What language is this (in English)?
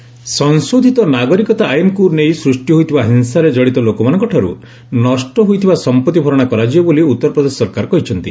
Odia